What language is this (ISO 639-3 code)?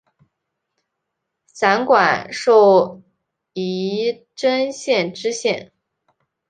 zho